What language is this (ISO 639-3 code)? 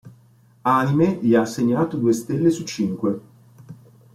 ita